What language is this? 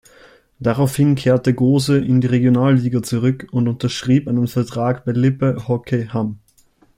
German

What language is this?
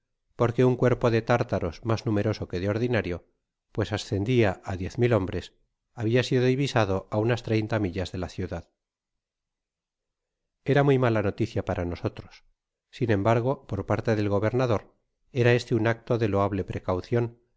Spanish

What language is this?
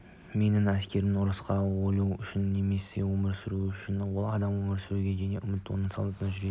Kazakh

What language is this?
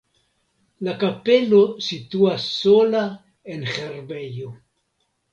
Esperanto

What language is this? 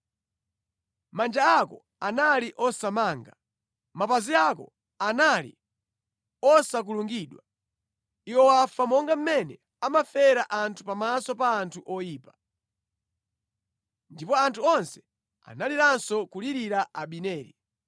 Nyanja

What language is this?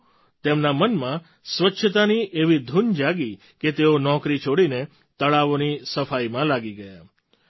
Gujarati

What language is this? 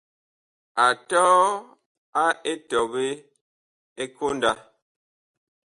Bakoko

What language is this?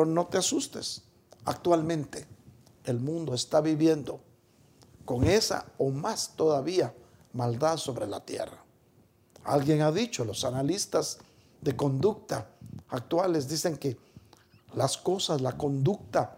Spanish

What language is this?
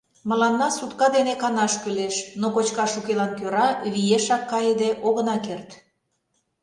Mari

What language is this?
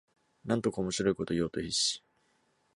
Japanese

